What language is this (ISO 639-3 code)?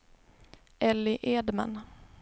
swe